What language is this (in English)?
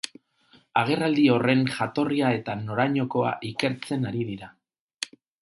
Basque